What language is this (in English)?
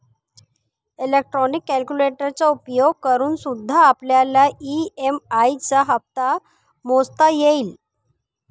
Marathi